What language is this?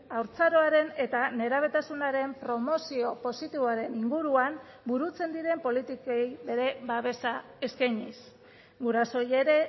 Basque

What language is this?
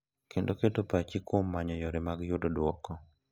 Luo (Kenya and Tanzania)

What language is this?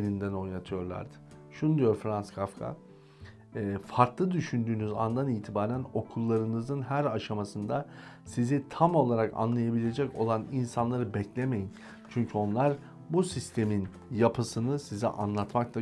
Turkish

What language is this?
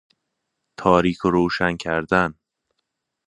Persian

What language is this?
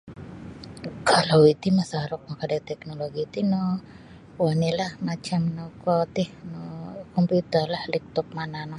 Sabah Bisaya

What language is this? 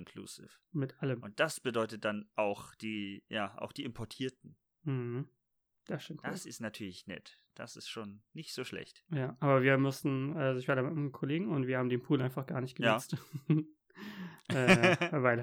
German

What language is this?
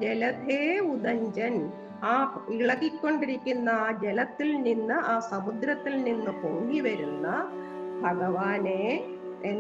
Malayalam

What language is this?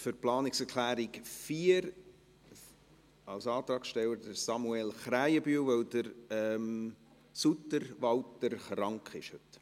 Swiss German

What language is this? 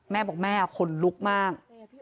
Thai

